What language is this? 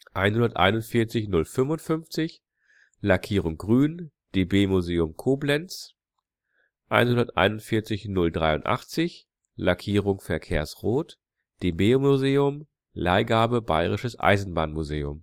German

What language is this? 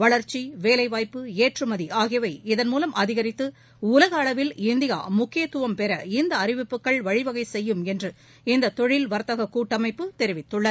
Tamil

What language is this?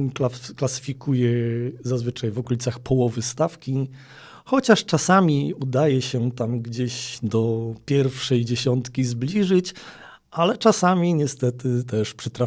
Polish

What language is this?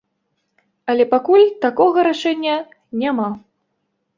Belarusian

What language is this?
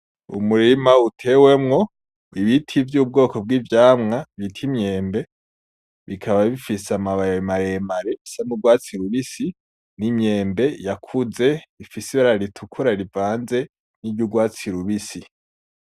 Rundi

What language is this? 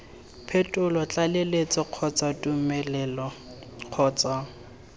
Tswana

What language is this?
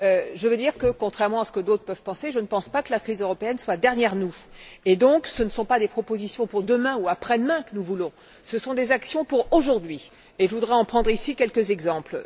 French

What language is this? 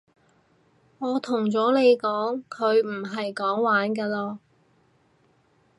Cantonese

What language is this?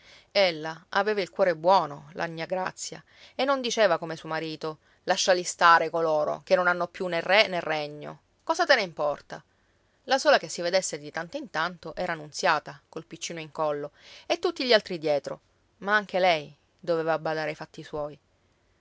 Italian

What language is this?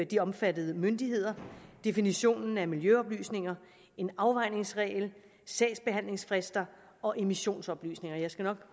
Danish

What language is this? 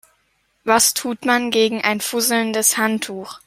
German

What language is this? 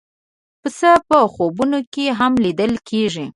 Pashto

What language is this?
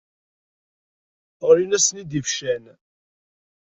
Kabyle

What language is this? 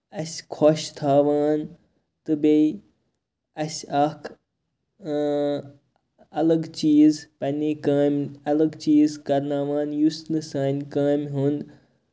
Kashmiri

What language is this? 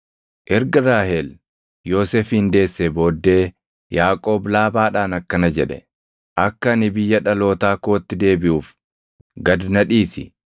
Oromo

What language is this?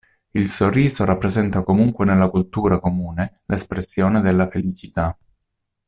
Italian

